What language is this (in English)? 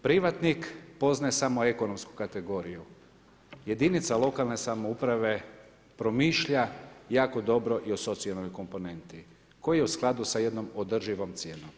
Croatian